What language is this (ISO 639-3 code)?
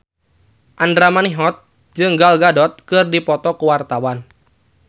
sun